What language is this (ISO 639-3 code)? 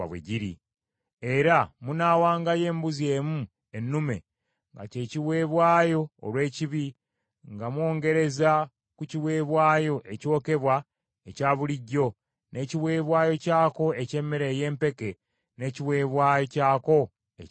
lug